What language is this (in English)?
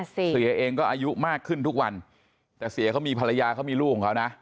Thai